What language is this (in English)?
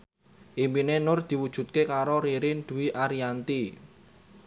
Javanese